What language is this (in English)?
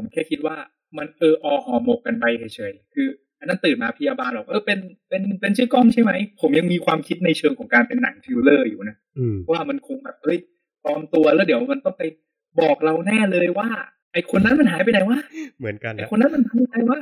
Thai